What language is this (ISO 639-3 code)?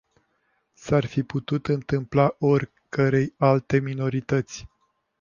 ron